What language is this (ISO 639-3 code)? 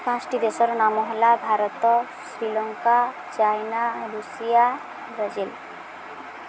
ori